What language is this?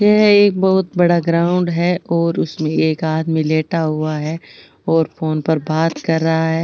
Rajasthani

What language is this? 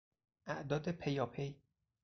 Persian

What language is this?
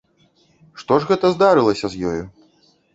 Belarusian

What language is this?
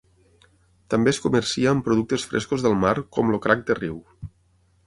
Catalan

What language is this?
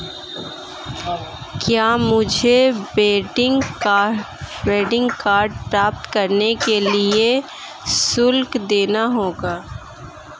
Hindi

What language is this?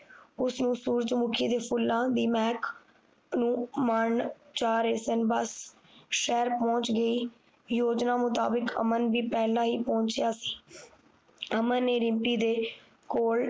Punjabi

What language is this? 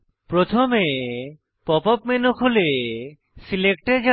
Bangla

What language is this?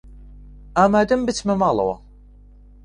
Central Kurdish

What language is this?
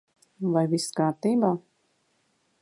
Latvian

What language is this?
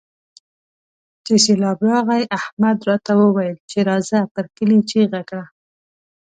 Pashto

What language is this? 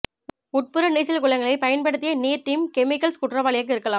Tamil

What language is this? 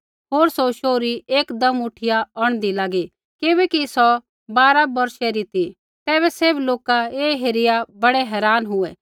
Kullu Pahari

